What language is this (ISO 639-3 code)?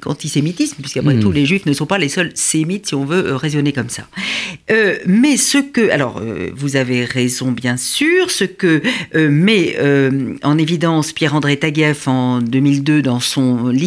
fra